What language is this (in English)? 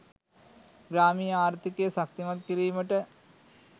Sinhala